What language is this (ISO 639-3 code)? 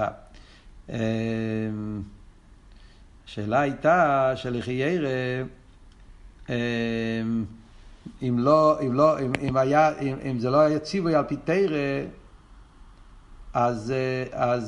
heb